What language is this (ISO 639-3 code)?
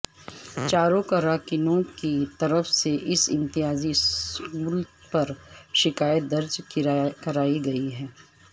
urd